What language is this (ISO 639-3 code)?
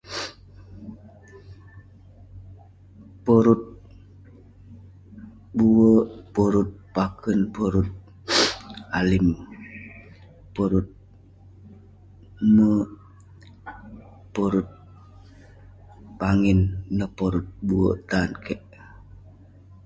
pne